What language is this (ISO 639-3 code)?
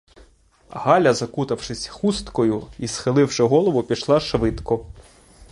ukr